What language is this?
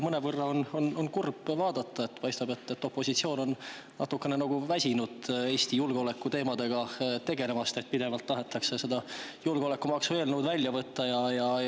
Estonian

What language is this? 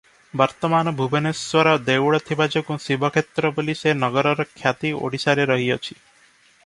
Odia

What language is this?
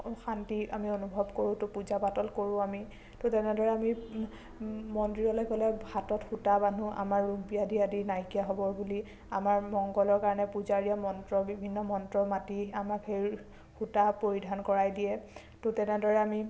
Assamese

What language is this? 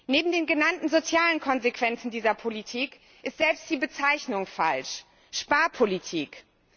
German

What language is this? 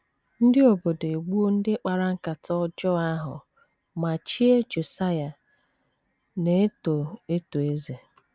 Igbo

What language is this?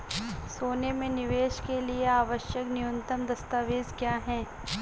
Hindi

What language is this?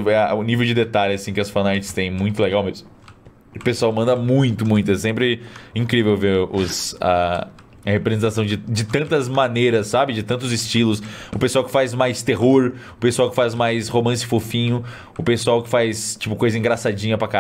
Portuguese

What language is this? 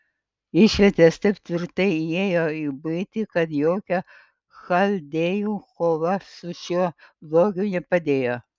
Lithuanian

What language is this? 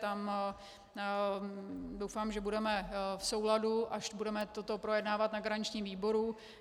Czech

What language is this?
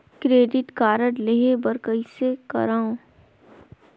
Chhattisgarhi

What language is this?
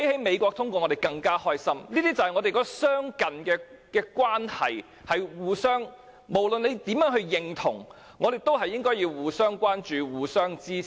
Cantonese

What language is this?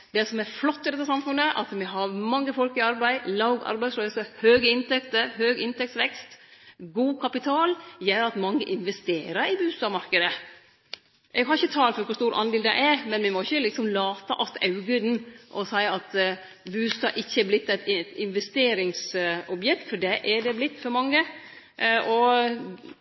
Norwegian Nynorsk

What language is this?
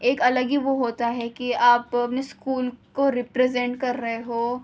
Urdu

